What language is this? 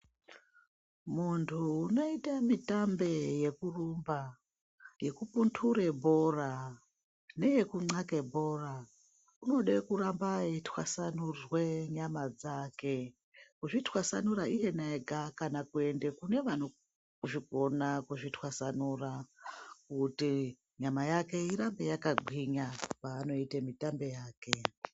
Ndau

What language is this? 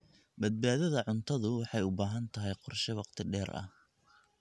Somali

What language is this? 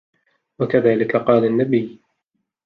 Arabic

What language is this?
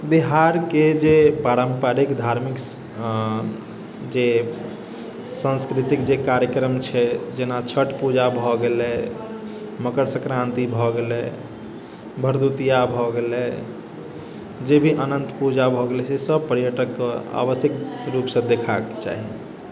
Maithili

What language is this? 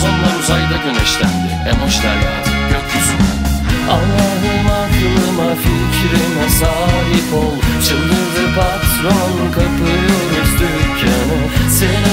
Turkish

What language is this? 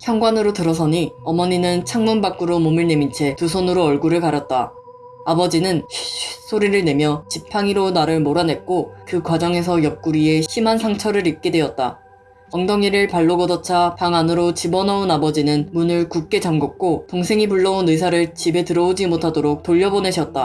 Korean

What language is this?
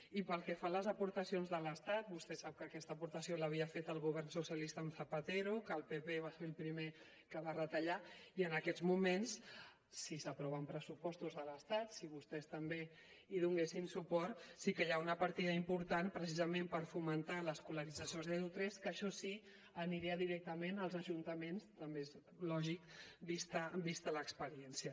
Catalan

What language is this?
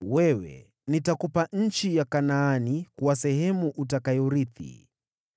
Swahili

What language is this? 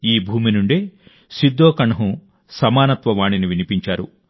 Telugu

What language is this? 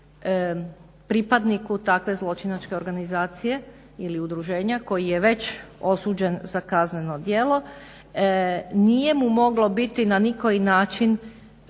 Croatian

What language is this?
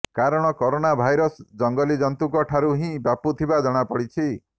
Odia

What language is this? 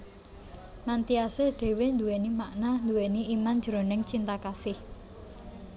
Javanese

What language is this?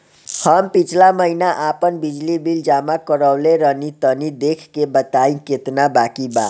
Bhojpuri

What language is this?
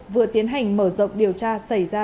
Vietnamese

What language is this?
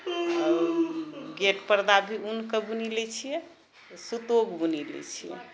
Maithili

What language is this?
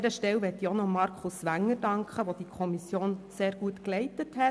Swiss German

